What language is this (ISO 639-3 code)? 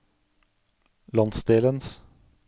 nor